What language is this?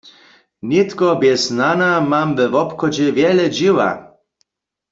Upper Sorbian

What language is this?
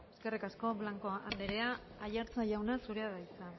Basque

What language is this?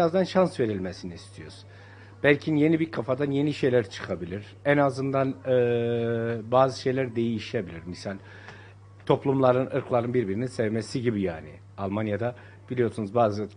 Turkish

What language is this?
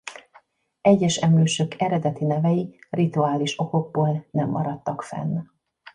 Hungarian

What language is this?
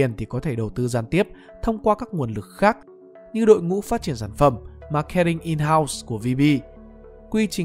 Vietnamese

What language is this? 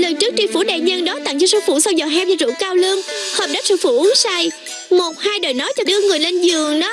Vietnamese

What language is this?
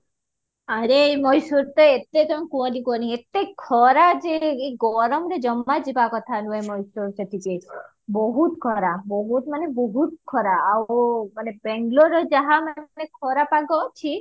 Odia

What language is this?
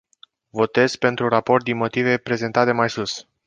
Romanian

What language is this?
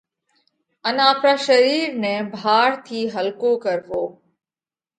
Parkari Koli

